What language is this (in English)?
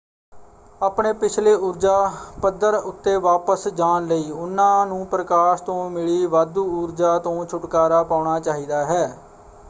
Punjabi